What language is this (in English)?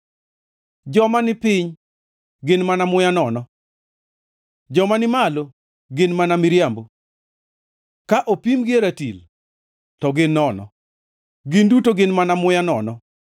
Luo (Kenya and Tanzania)